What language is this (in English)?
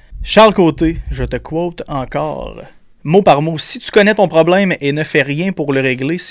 French